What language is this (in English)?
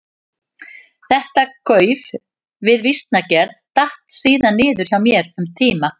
Icelandic